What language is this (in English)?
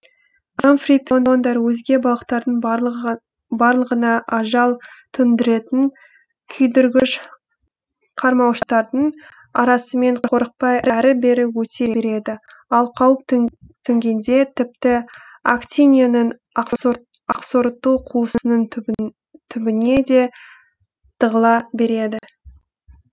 Kazakh